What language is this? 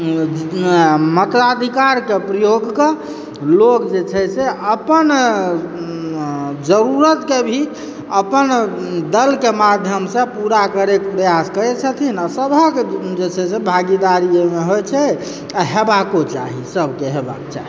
Maithili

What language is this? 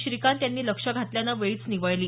Marathi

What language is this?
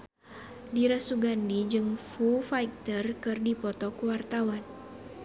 Sundanese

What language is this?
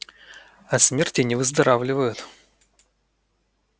Russian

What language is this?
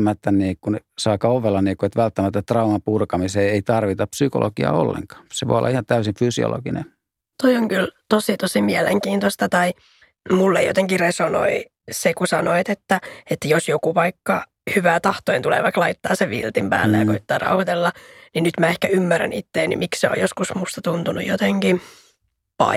Finnish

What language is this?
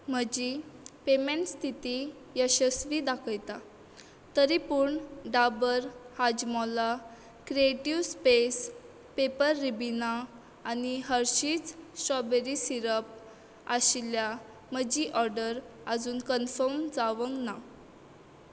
Konkani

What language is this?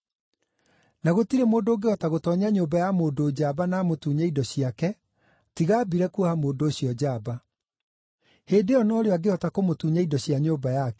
Kikuyu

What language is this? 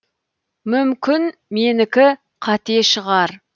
Kazakh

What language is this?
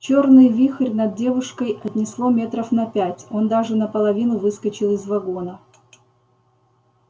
Russian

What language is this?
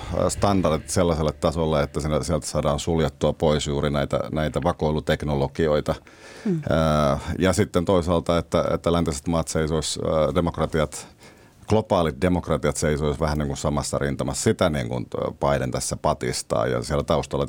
Finnish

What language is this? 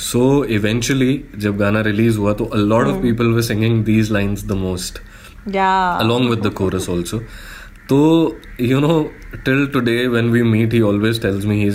Hindi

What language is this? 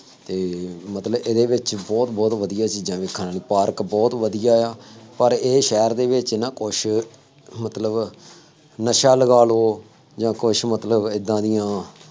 Punjabi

